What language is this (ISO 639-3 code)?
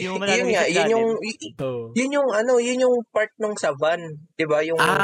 fil